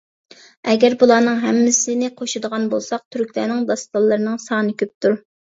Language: Uyghur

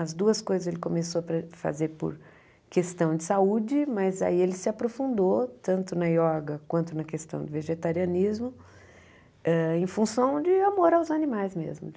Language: Portuguese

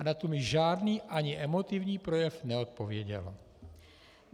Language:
Czech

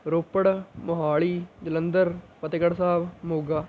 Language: Punjabi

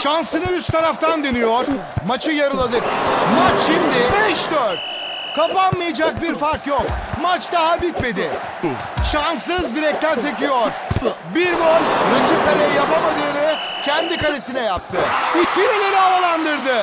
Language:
Turkish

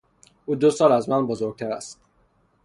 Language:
Persian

